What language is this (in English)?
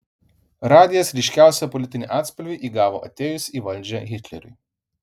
Lithuanian